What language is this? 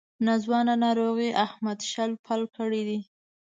Pashto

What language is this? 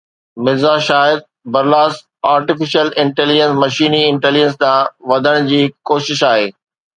Sindhi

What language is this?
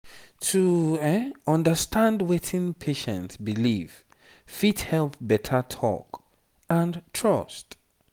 Nigerian Pidgin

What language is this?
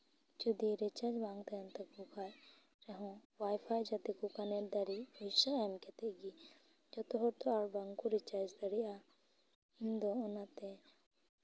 Santali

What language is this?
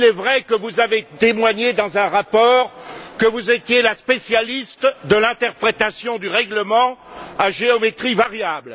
French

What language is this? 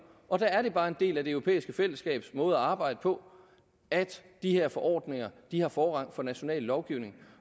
Danish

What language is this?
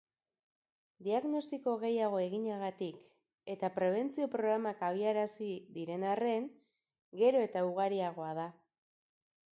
Basque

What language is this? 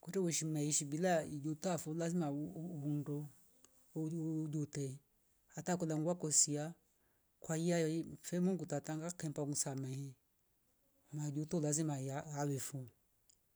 Rombo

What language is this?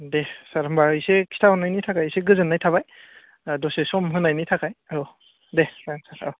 Bodo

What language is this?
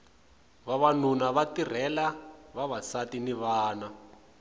Tsonga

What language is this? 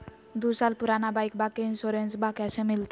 Magahi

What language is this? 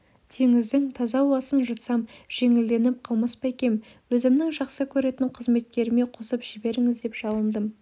Kazakh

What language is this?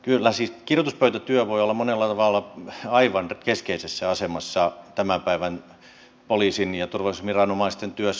Finnish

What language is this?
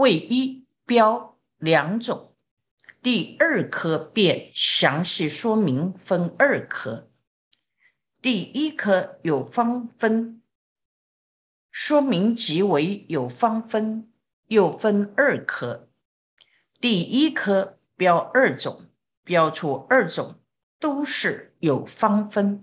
Chinese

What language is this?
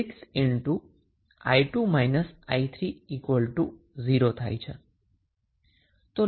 Gujarati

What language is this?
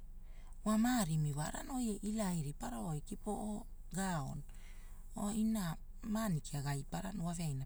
Hula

